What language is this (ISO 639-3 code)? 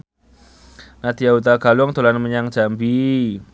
jav